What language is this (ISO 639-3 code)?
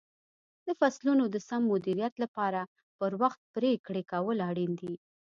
pus